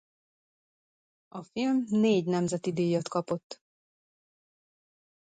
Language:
Hungarian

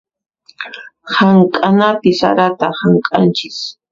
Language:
Puno Quechua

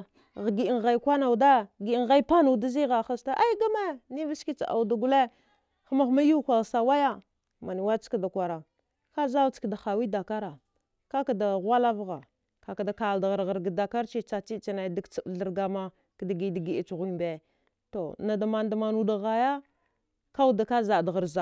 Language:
Dghwede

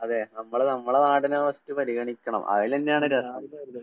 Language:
Malayalam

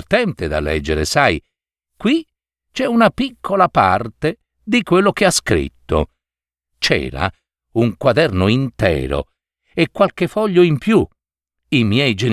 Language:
Italian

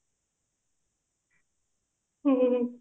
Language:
Odia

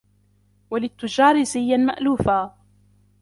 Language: Arabic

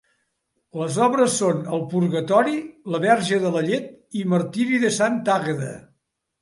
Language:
Catalan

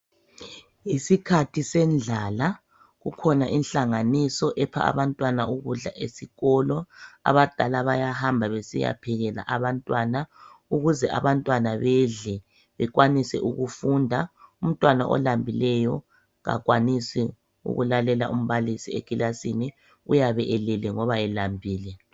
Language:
North Ndebele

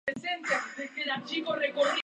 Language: Spanish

